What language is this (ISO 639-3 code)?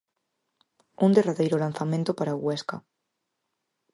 glg